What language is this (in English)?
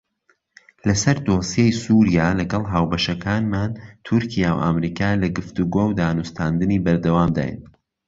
Central Kurdish